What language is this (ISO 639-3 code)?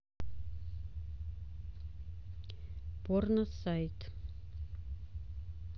rus